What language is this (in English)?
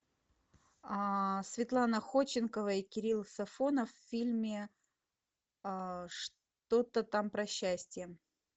Russian